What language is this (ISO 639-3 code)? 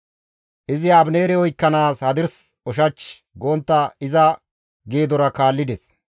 gmv